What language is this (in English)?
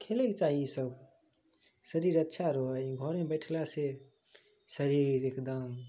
Maithili